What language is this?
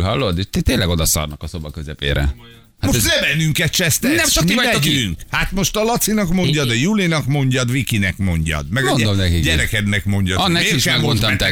Hungarian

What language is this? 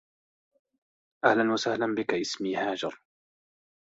Arabic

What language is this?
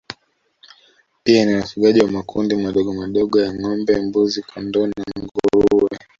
Swahili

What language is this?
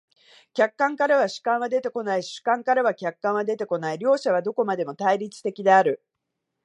Japanese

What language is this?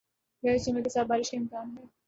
Urdu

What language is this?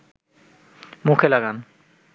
Bangla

